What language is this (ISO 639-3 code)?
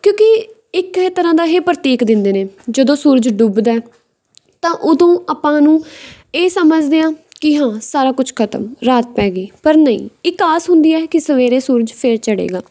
pan